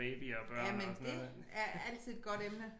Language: Danish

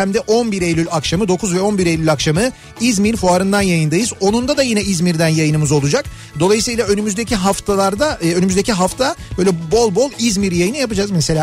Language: Turkish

